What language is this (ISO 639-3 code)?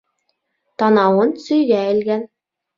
bak